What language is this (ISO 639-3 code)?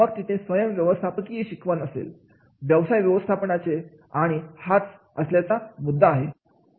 mar